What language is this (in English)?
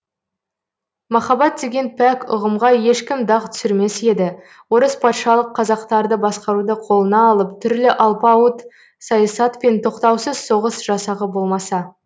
Kazakh